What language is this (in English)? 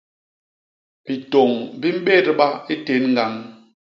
Basaa